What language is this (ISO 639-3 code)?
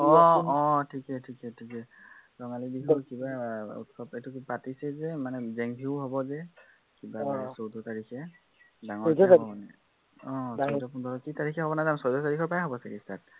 asm